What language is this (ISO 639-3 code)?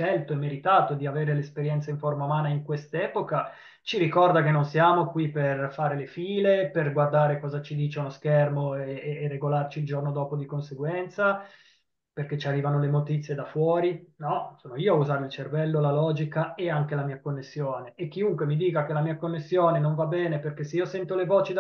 ita